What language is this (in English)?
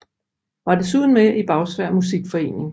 Danish